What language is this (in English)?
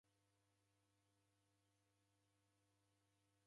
Taita